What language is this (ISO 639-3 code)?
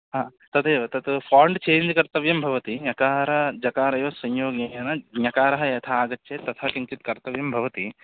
san